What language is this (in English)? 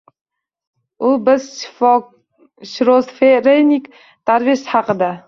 Uzbek